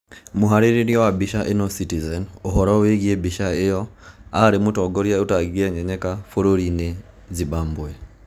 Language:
Kikuyu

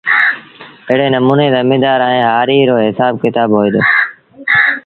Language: Sindhi Bhil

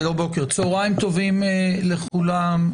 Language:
Hebrew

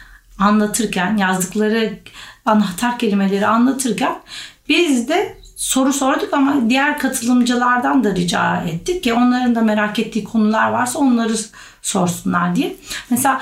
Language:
Turkish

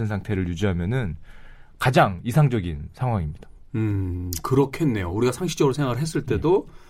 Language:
Korean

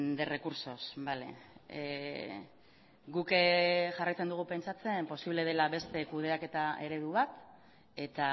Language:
Basque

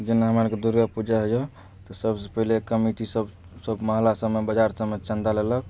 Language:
Maithili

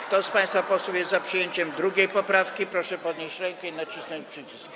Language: Polish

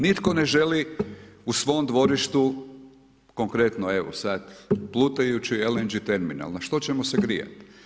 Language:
Croatian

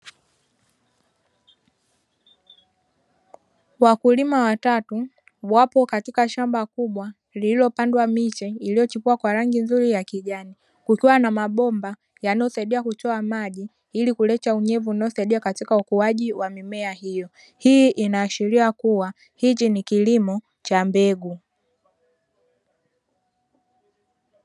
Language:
Swahili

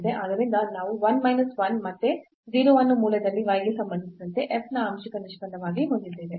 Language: Kannada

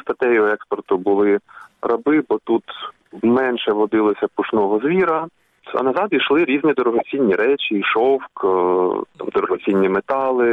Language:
Ukrainian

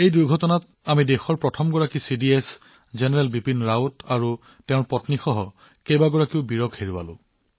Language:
Assamese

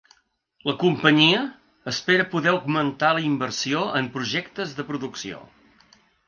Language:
Catalan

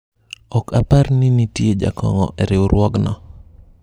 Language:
Luo (Kenya and Tanzania)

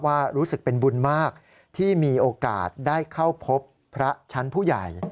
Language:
Thai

